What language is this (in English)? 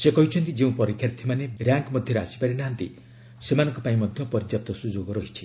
Odia